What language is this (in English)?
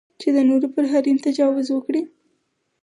Pashto